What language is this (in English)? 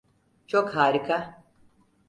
Turkish